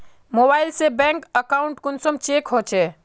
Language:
Magahi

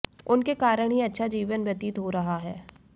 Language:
Hindi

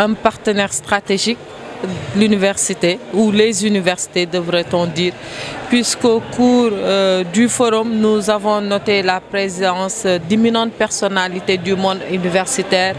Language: French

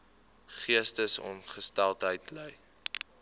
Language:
Afrikaans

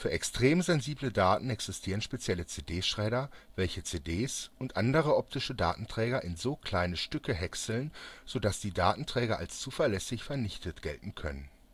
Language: German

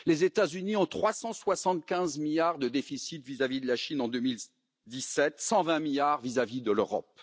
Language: French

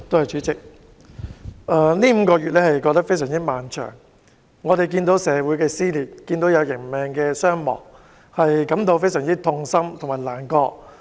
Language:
Cantonese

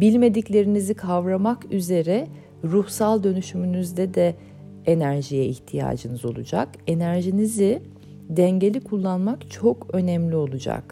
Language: Turkish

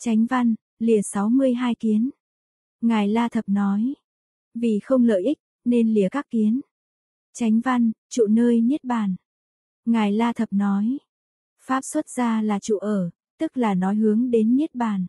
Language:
Vietnamese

